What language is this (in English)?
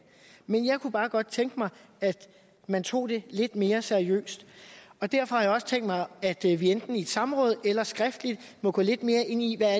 Danish